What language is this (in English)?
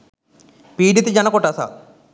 Sinhala